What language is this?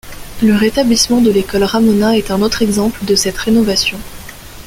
French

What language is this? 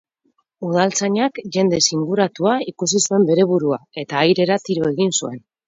Basque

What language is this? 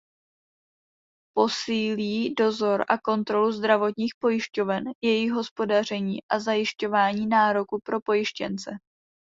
Czech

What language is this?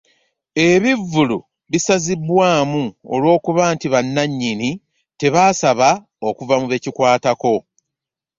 Ganda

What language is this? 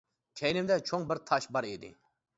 Uyghur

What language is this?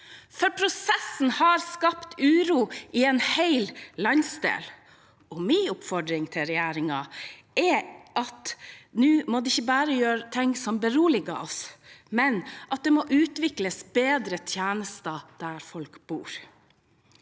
Norwegian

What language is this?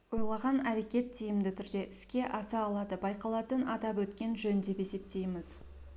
Kazakh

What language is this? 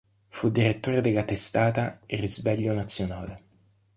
Italian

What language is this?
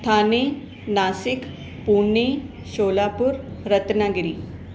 Sindhi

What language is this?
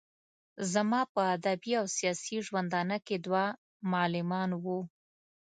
Pashto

